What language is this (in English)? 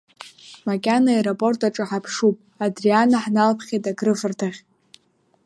Abkhazian